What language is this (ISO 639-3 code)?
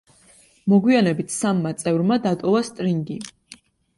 kat